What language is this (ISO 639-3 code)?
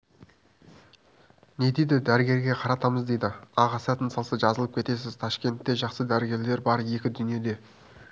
kaz